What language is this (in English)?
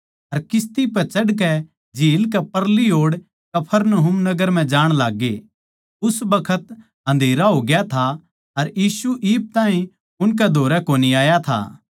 Haryanvi